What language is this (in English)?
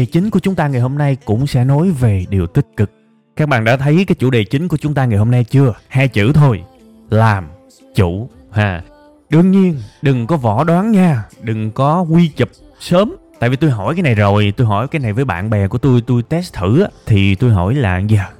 Vietnamese